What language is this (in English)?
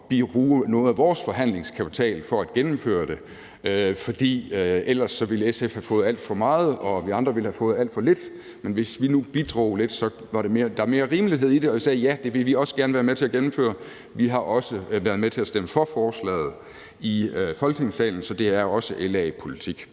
Danish